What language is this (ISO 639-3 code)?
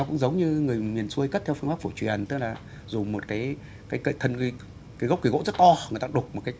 vie